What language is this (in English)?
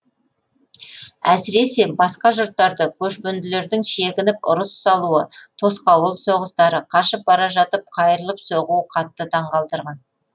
Kazakh